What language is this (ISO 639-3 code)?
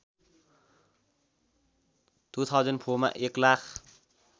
nep